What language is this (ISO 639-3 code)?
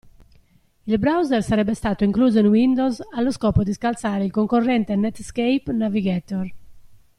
ita